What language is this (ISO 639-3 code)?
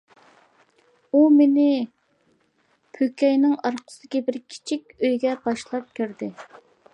uig